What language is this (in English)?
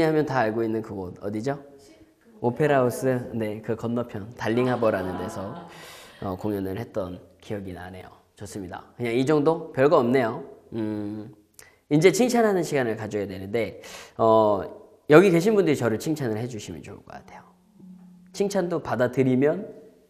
Korean